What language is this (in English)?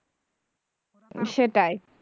Bangla